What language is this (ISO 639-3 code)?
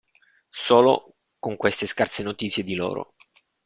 ita